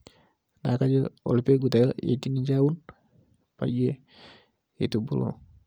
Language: Masai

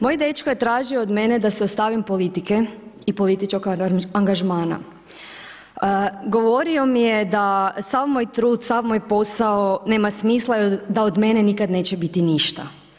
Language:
Croatian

